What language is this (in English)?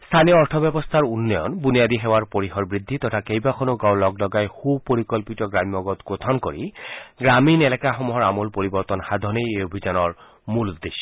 Assamese